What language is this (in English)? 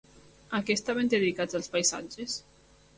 Catalan